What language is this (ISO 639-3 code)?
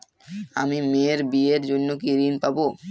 ben